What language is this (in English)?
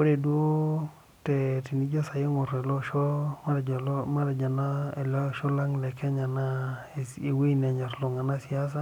Masai